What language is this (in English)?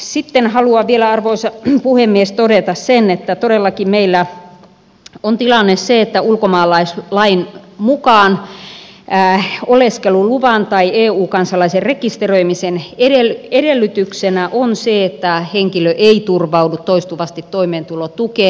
Finnish